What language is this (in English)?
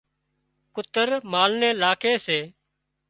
Wadiyara Koli